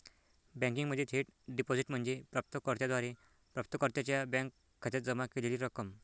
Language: Marathi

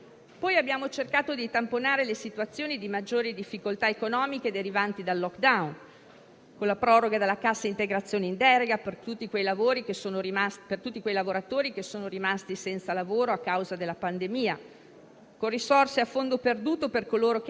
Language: Italian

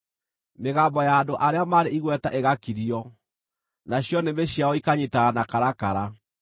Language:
Kikuyu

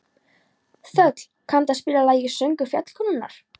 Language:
Icelandic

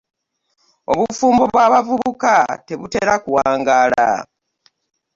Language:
Ganda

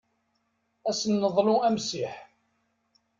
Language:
Kabyle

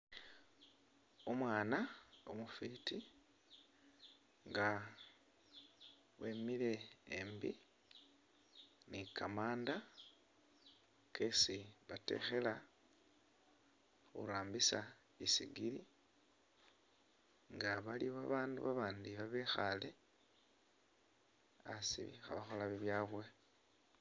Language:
Masaaba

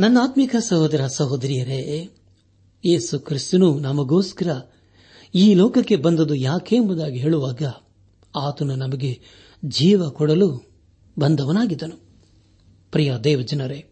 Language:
Kannada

